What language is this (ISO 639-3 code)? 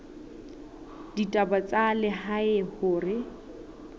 sot